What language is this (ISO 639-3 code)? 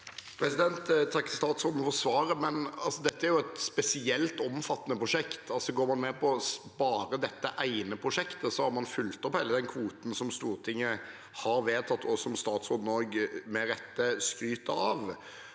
nor